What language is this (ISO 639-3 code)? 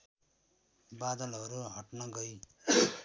nep